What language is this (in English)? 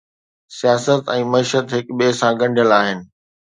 Sindhi